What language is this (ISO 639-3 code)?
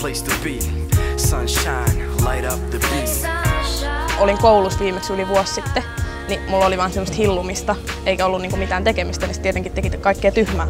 fin